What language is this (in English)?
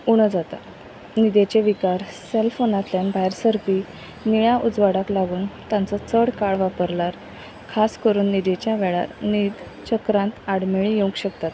Konkani